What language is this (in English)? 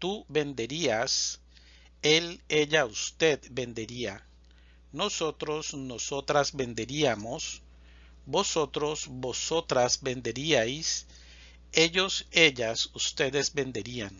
Spanish